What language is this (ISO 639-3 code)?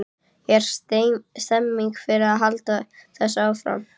isl